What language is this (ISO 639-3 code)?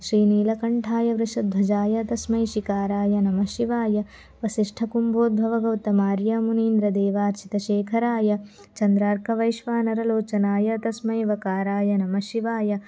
san